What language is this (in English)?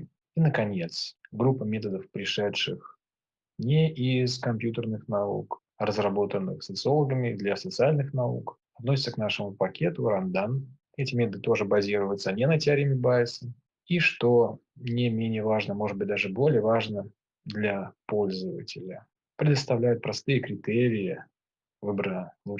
Russian